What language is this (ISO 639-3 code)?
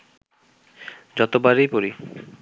ben